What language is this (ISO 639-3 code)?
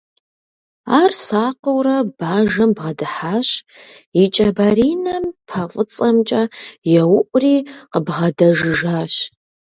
kbd